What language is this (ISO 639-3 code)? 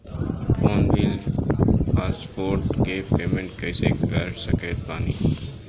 bho